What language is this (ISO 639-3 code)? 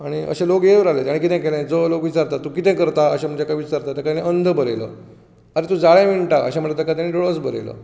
kok